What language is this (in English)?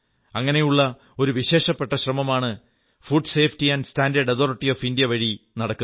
Malayalam